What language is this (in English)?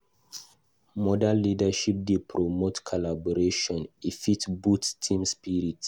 Nigerian Pidgin